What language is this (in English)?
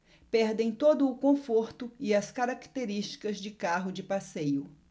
Portuguese